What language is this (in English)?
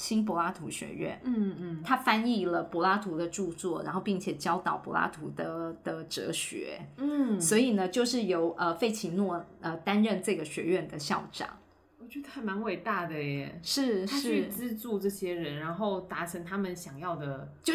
Chinese